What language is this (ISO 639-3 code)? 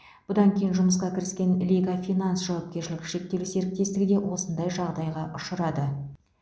kaz